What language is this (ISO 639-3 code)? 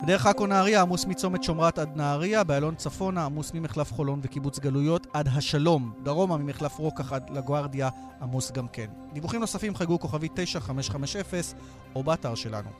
heb